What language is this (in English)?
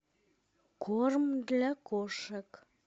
Russian